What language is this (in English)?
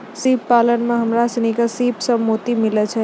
Maithili